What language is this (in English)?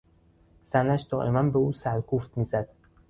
Persian